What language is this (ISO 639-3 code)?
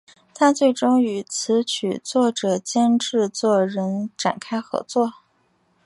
zho